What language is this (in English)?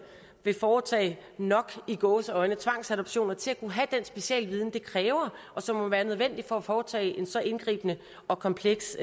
Danish